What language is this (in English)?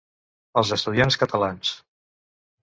Catalan